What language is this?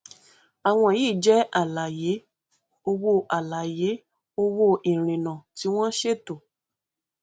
Yoruba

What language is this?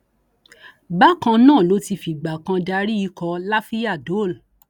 Yoruba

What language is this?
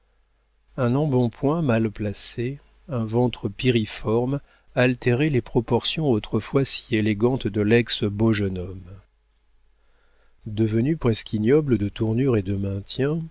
French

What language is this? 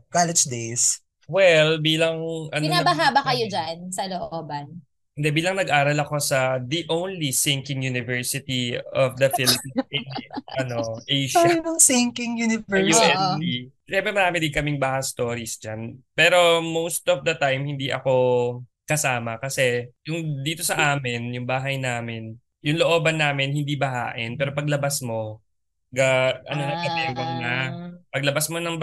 Filipino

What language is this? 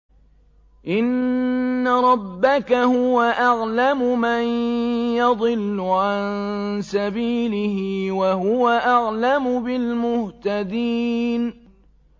Arabic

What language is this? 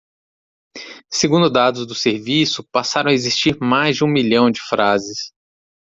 Portuguese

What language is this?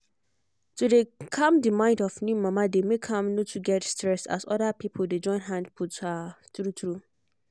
Nigerian Pidgin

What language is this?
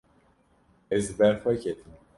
Kurdish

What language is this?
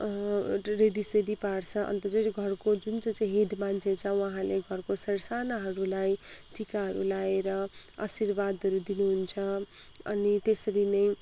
Nepali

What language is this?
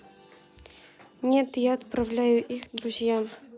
Russian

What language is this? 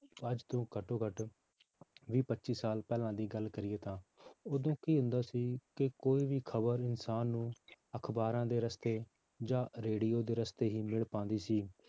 Punjabi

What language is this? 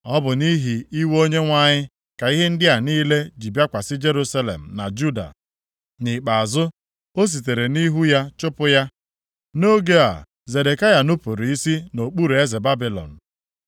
Igbo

